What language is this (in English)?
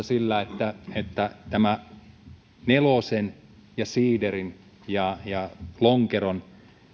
Finnish